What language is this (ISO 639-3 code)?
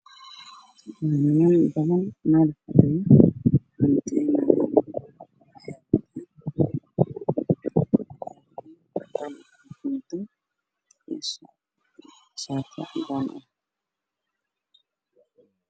som